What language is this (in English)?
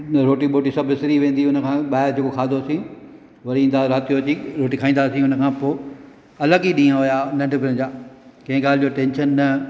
Sindhi